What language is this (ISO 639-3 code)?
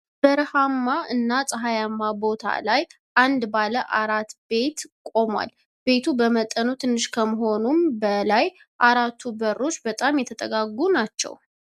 amh